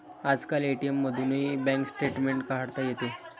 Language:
Marathi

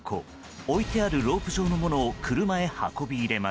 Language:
Japanese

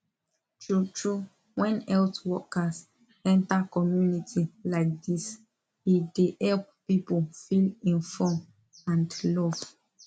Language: Nigerian Pidgin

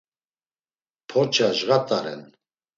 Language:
Laz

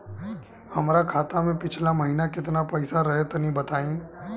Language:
Bhojpuri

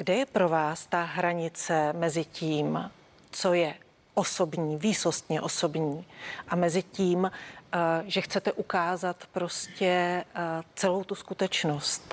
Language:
Czech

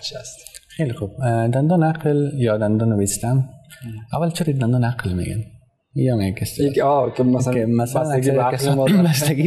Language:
Persian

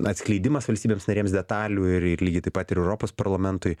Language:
Lithuanian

